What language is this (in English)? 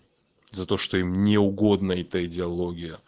Russian